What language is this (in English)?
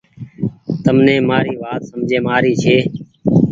Goaria